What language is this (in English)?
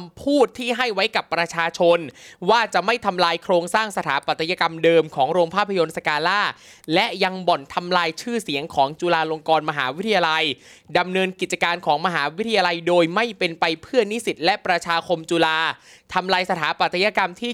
Thai